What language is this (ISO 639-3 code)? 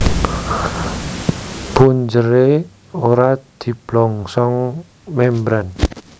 jav